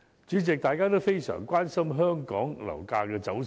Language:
Cantonese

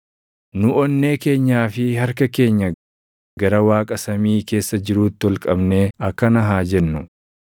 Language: Oromo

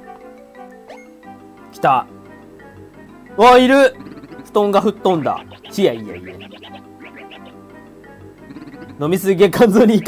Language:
Japanese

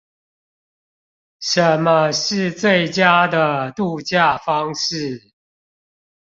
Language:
Chinese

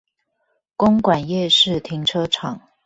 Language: Chinese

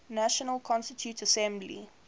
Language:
English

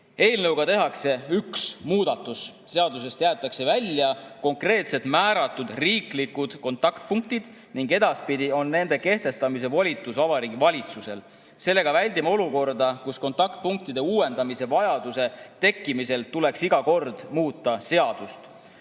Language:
Estonian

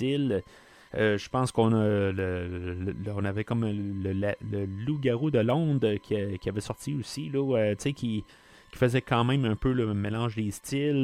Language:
French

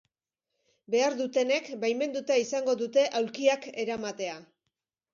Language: Basque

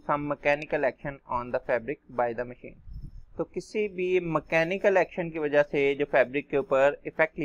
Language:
Hindi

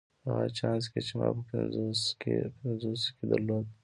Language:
Pashto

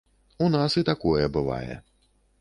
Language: Belarusian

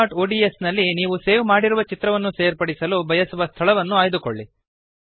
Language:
Kannada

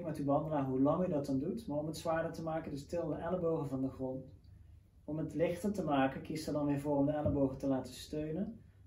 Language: Dutch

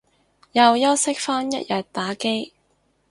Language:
Cantonese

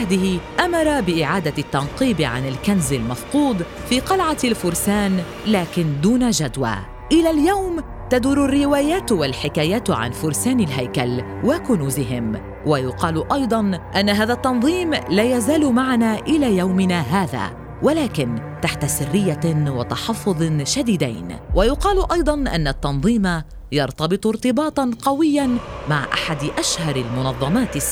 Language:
Arabic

